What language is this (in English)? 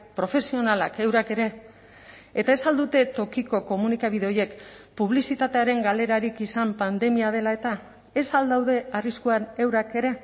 Basque